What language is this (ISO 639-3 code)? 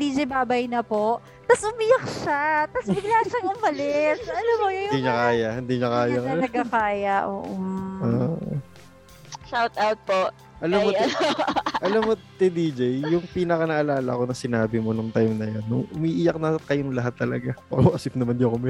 fil